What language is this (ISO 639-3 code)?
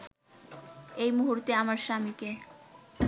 ben